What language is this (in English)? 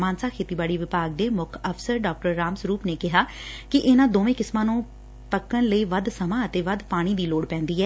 Punjabi